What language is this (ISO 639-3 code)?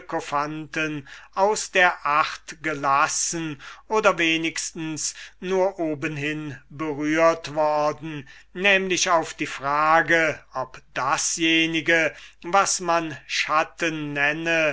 deu